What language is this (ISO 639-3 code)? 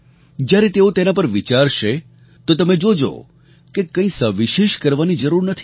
guj